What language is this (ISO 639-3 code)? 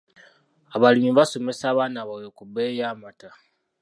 lug